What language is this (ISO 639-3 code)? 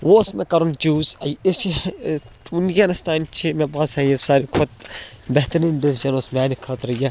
kas